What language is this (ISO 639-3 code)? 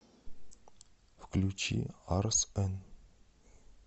rus